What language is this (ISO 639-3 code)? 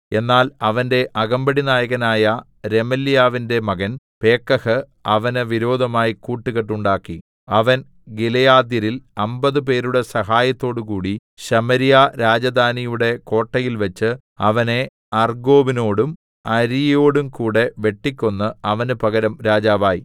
mal